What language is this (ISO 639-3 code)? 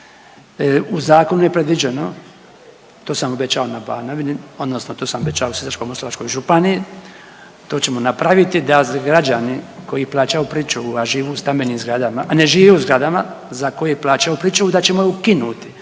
hrv